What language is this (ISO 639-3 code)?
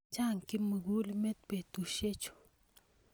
kln